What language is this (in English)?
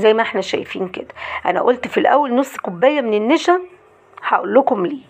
Arabic